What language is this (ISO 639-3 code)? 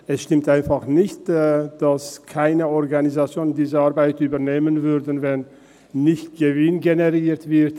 gsw